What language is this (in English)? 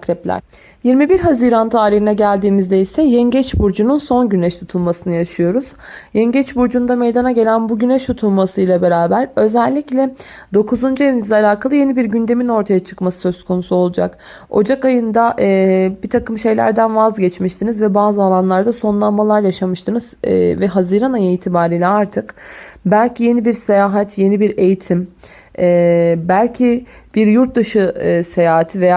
Turkish